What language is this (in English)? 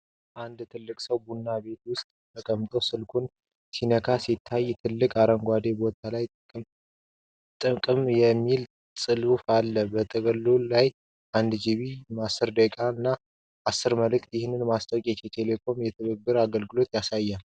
Amharic